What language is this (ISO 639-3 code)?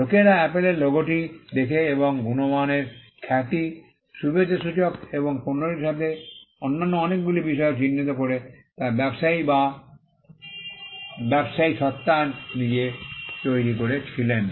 ben